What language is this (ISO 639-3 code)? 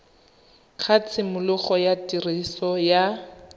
tsn